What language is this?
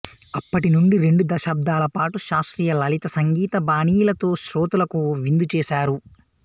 Telugu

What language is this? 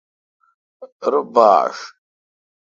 Kalkoti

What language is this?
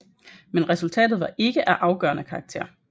Danish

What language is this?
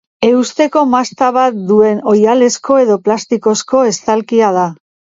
Basque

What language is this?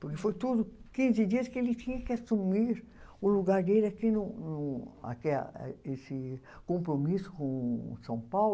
Portuguese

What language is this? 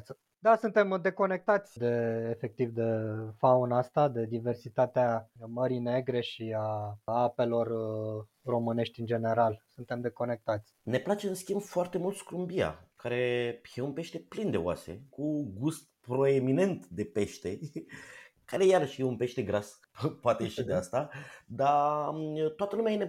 Romanian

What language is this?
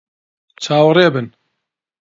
Central Kurdish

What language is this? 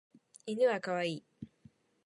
Japanese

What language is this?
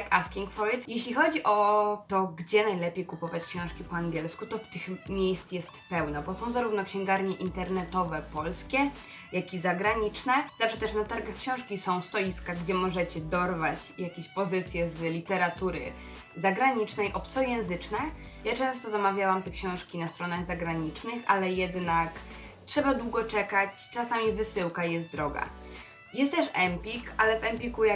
Polish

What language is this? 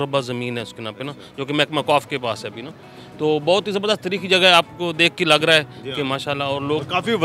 Hindi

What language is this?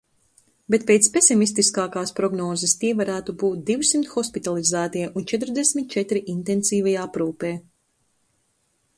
Latvian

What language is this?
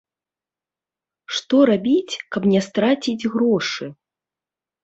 Belarusian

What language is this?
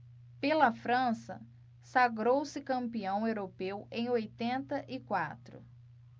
Portuguese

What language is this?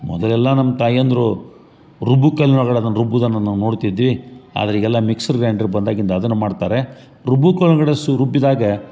Kannada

